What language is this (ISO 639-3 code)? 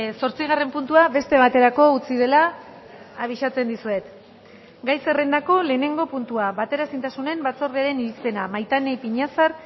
eus